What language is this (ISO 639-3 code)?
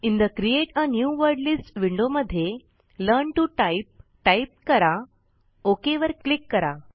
mar